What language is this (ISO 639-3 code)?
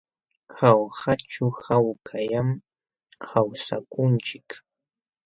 qxw